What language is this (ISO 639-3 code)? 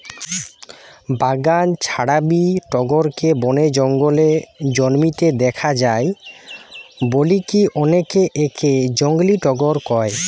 ben